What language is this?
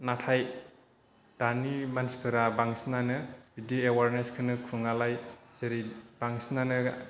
Bodo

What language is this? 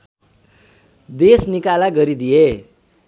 Nepali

